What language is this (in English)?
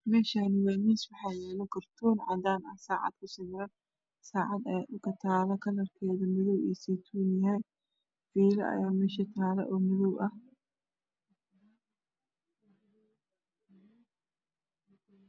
Somali